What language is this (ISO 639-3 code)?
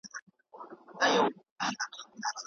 pus